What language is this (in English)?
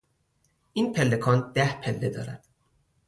Persian